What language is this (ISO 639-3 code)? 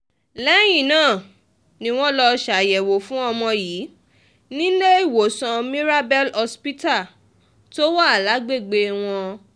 yor